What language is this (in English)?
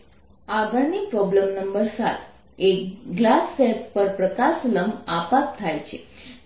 Gujarati